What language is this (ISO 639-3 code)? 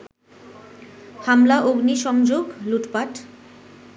ben